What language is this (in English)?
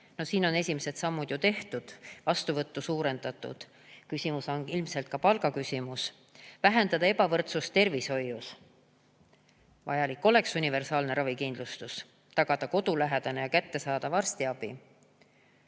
Estonian